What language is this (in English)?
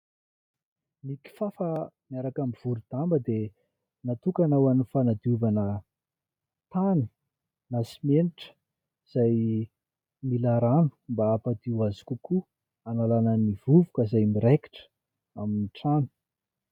Malagasy